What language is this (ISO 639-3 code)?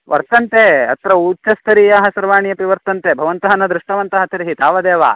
san